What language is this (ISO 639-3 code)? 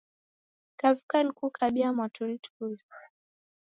dav